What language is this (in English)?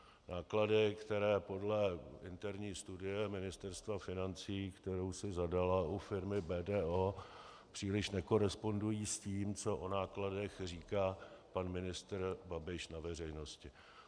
Czech